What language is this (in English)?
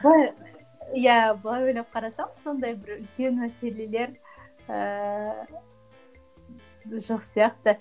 Kazakh